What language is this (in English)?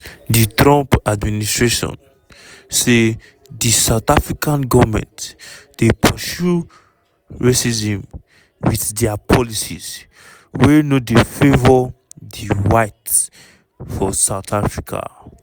Nigerian Pidgin